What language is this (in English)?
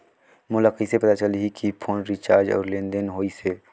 Chhattisgarhi